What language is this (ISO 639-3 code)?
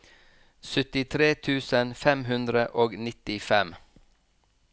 nor